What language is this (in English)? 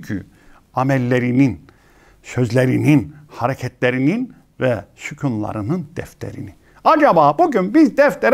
Turkish